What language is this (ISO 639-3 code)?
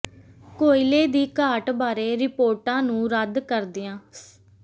pan